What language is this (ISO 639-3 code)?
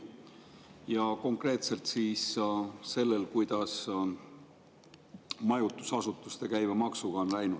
est